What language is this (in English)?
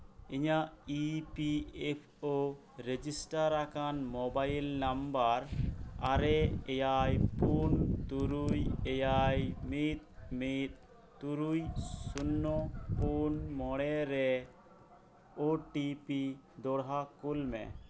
Santali